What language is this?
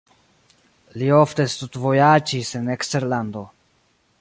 Esperanto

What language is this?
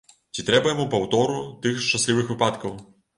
Belarusian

